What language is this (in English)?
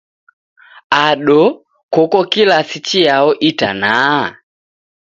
Taita